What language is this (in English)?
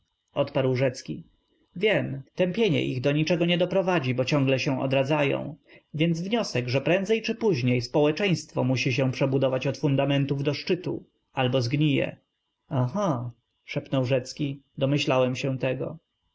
Polish